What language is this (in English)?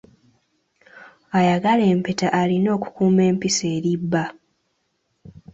Ganda